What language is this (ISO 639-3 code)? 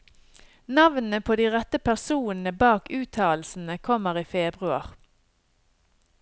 nor